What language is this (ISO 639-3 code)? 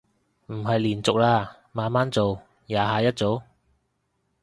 yue